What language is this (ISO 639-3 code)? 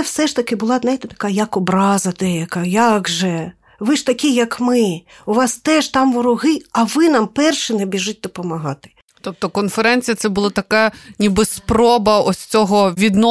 ukr